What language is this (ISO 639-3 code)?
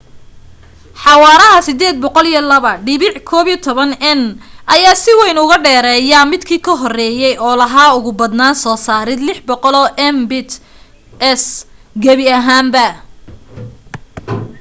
som